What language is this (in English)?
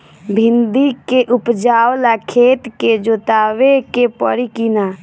Bhojpuri